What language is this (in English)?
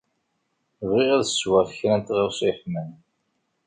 Kabyle